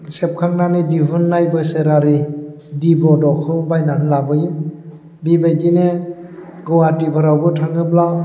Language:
Bodo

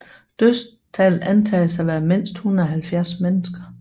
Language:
Danish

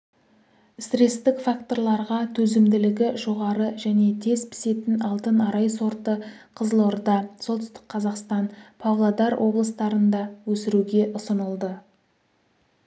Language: Kazakh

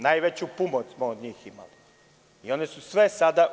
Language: Serbian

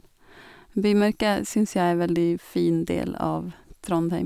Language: Norwegian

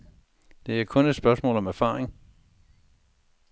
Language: Danish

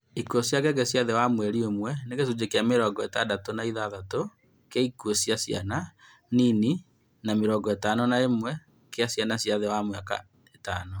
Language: Kikuyu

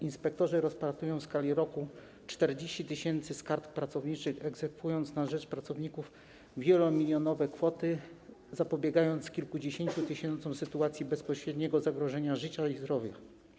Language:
Polish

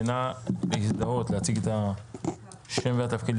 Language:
Hebrew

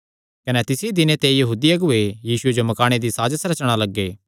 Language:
Kangri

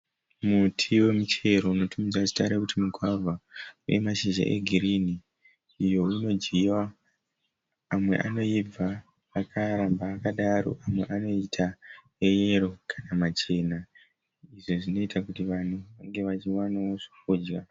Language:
Shona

